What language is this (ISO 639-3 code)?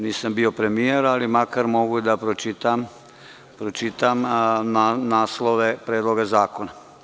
srp